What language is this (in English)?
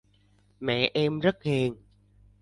Vietnamese